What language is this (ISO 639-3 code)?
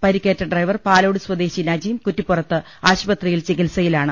mal